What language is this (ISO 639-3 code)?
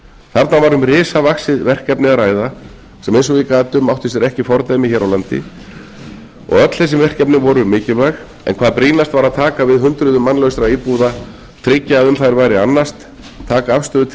isl